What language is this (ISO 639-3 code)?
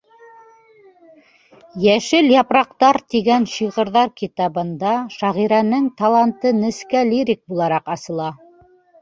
bak